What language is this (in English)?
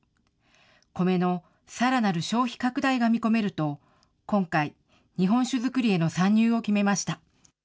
Japanese